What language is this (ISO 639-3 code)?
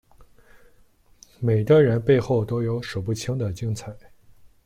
zho